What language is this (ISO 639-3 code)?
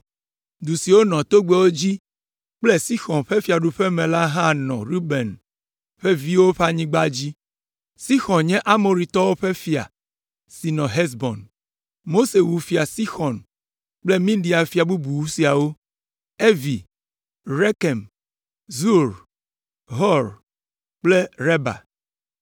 ewe